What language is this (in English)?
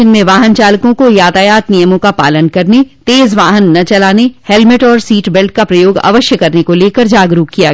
Hindi